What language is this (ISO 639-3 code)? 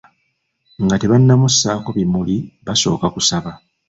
lug